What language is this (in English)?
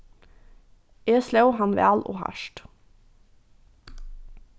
Faroese